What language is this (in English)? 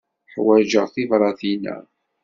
Kabyle